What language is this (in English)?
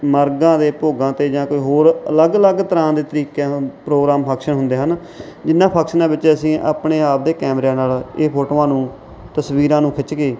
Punjabi